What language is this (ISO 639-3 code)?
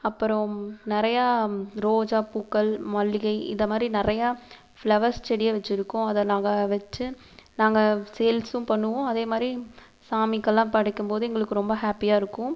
tam